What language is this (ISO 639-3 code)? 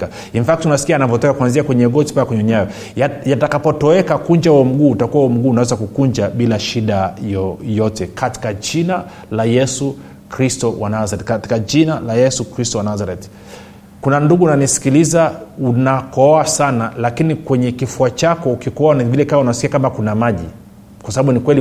swa